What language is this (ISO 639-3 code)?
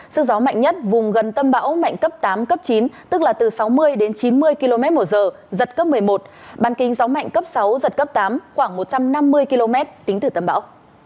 vie